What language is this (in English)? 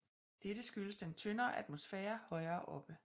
Danish